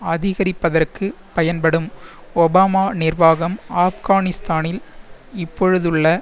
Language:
Tamil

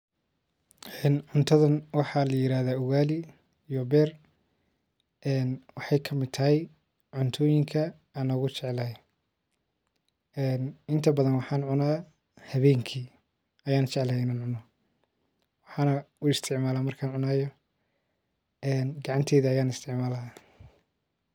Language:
Somali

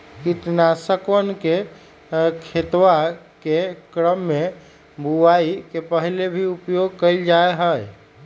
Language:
Magahi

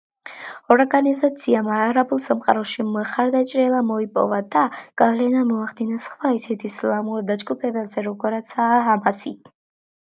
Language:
Georgian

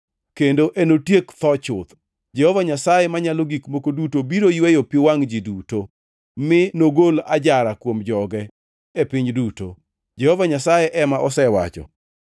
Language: Luo (Kenya and Tanzania)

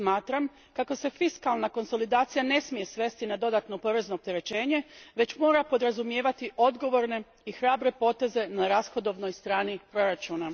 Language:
Croatian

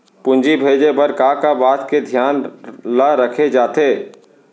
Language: Chhattisgarhi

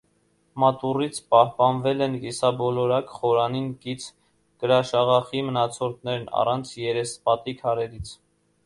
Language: Armenian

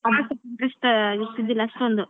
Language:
Kannada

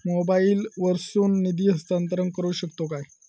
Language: Marathi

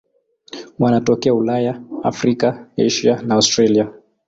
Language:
Swahili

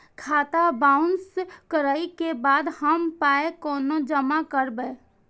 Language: Maithili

